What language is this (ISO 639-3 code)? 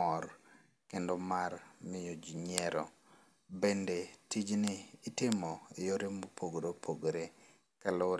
luo